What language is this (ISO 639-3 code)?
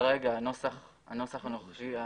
heb